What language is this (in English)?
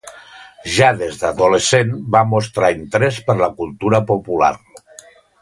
Catalan